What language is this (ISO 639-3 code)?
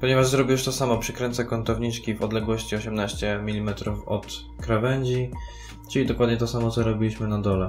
pol